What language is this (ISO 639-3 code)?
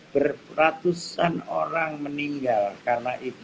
ind